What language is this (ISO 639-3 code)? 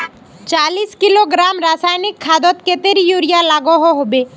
mag